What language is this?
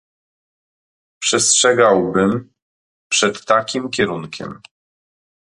Polish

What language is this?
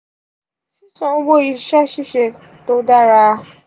Yoruba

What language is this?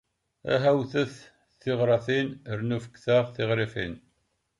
Kabyle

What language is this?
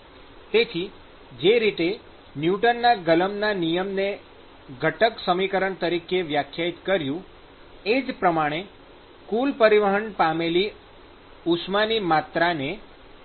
Gujarati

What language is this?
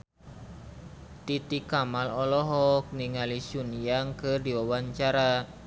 Sundanese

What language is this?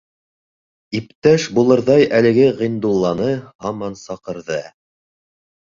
Bashkir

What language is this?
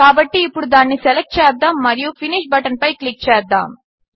Telugu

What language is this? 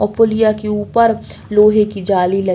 Bundeli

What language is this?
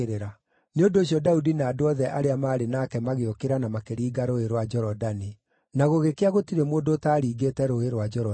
Kikuyu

